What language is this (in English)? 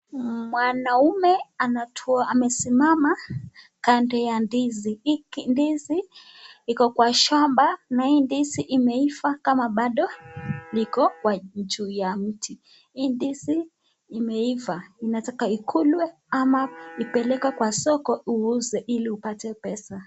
Swahili